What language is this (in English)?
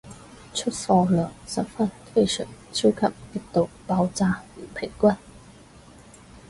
Cantonese